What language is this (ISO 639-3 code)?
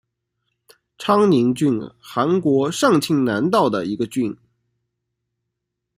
zho